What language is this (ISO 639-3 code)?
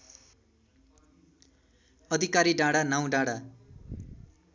nep